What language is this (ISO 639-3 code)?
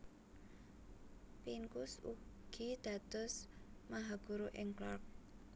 jav